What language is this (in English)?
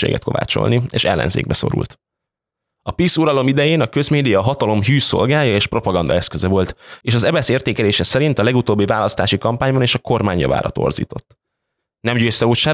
Hungarian